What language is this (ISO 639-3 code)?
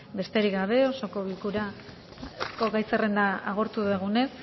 eus